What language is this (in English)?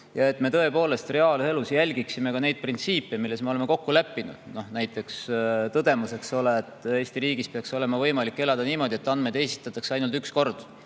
Estonian